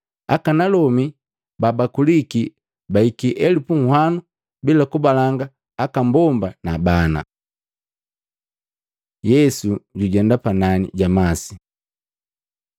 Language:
Matengo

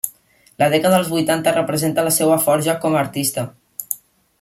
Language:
Catalan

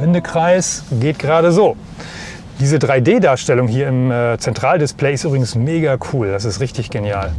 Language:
German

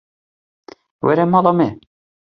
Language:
Kurdish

